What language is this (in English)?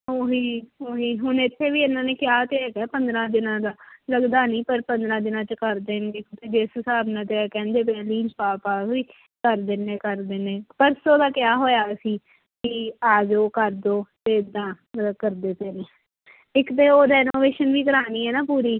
Punjabi